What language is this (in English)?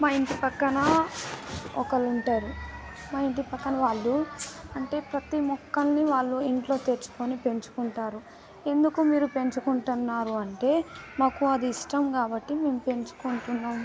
Telugu